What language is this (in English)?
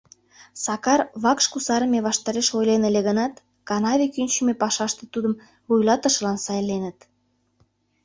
Mari